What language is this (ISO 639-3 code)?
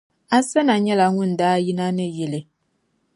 dag